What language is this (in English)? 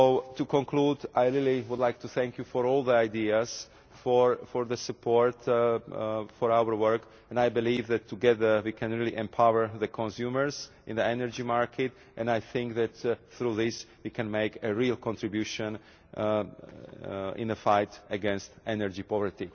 English